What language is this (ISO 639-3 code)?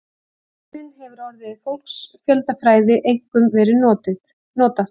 isl